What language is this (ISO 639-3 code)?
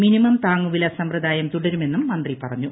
mal